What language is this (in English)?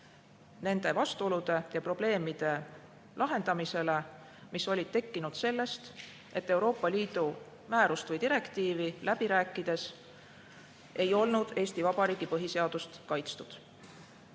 Estonian